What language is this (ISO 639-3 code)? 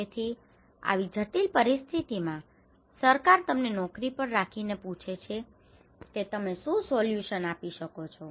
guj